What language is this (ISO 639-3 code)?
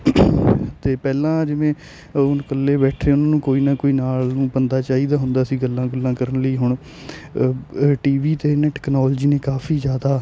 pan